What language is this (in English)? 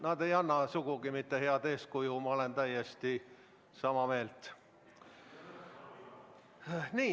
Estonian